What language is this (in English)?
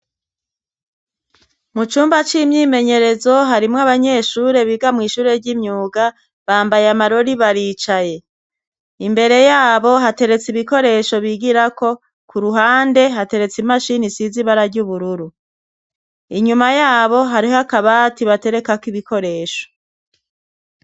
Rundi